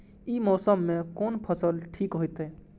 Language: Maithili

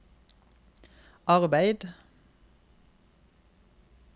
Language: Norwegian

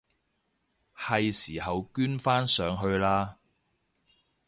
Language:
Cantonese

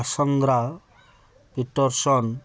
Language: Odia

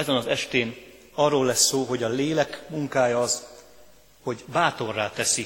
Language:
Hungarian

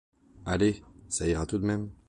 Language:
French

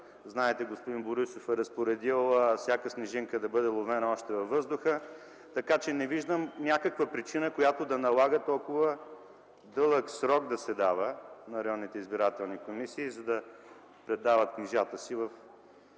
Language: Bulgarian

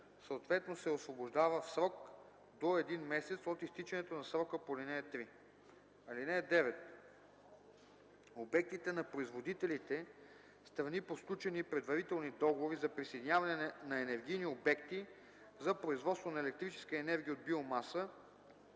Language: Bulgarian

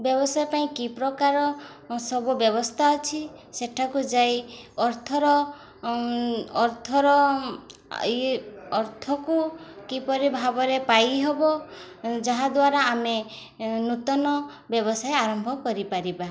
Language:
Odia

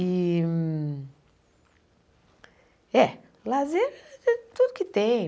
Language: Portuguese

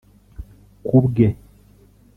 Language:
Kinyarwanda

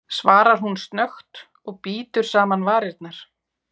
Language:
Icelandic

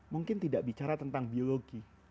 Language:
Indonesian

